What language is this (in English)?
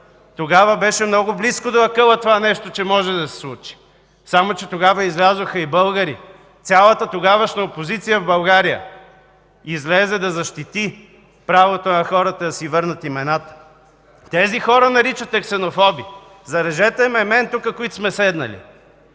Bulgarian